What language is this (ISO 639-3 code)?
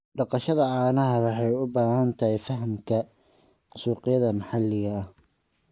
som